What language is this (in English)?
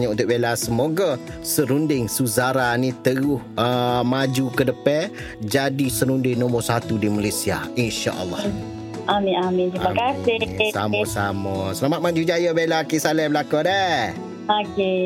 Malay